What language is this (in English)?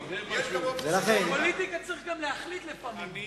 Hebrew